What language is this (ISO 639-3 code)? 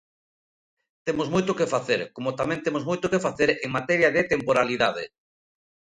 glg